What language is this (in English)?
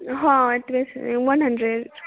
Maithili